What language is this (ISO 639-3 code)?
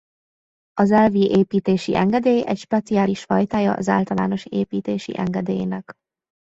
hun